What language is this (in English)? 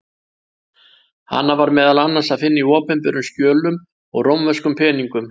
Icelandic